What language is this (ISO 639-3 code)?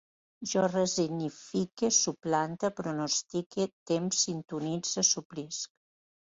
cat